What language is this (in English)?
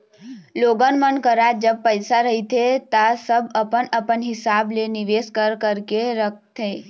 Chhattisgarhi